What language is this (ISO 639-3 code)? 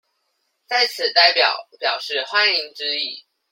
zho